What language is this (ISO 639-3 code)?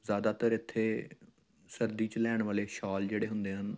pan